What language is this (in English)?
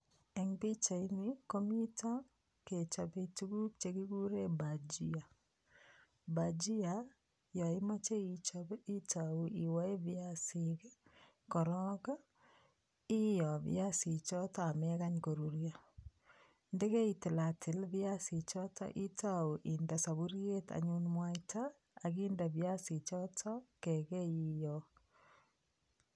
Kalenjin